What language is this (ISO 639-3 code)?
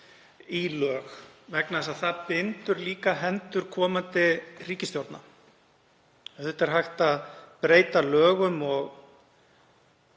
isl